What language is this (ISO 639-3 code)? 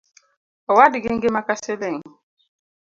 luo